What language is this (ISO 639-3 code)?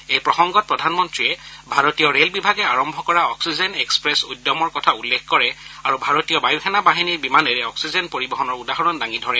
asm